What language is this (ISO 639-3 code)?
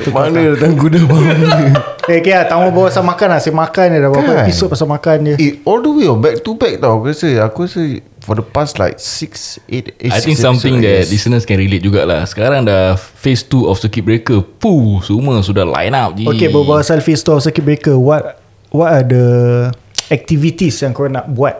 msa